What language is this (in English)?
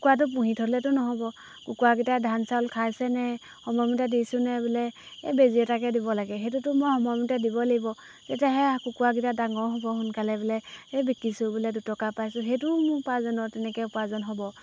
Assamese